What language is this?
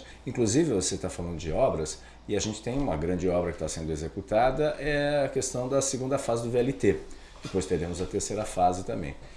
Portuguese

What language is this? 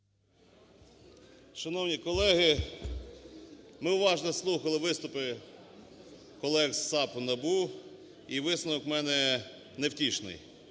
Ukrainian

